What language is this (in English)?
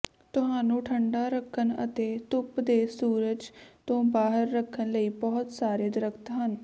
Punjabi